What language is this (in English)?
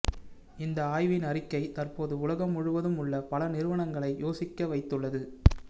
Tamil